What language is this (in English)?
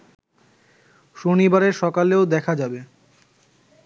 Bangla